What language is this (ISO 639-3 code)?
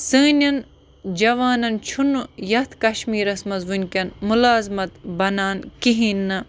kas